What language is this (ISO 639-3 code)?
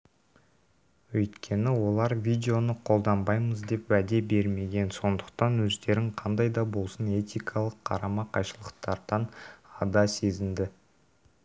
kaz